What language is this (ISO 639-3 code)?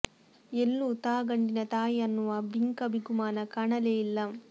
kan